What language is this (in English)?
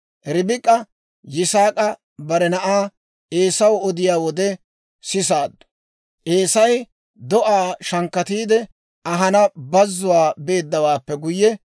Dawro